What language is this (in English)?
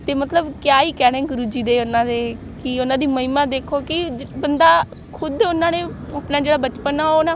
Punjabi